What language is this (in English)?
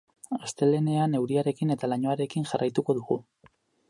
Basque